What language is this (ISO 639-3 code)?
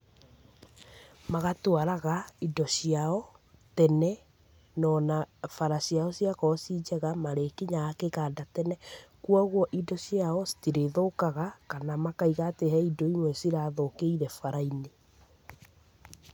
kik